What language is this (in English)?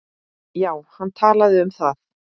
Icelandic